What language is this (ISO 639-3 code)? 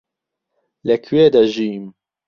ckb